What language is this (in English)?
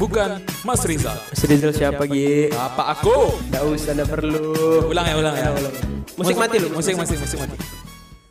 Indonesian